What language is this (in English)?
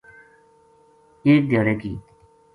Gujari